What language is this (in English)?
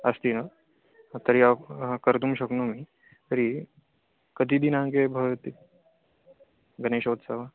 Sanskrit